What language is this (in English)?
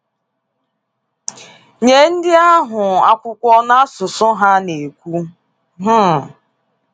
Igbo